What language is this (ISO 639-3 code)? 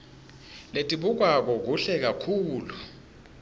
ssw